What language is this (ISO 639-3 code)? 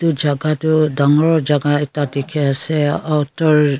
nag